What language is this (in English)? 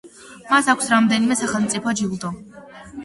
Georgian